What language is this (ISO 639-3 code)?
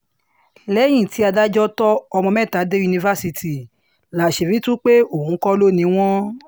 yor